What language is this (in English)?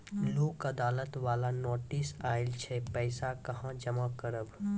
Maithili